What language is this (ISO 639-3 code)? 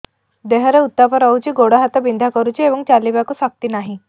ori